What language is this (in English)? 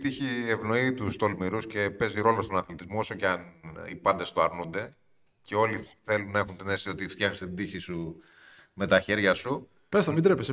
Greek